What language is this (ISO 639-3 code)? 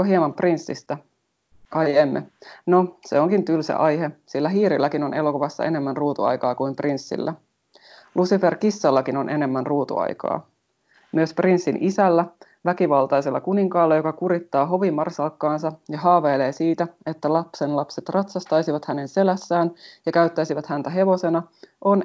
fin